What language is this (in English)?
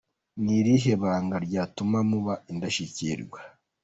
Kinyarwanda